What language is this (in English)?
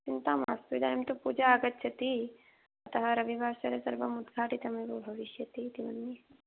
Sanskrit